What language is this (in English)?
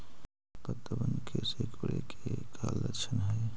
Magahi